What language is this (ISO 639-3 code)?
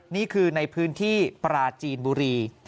tha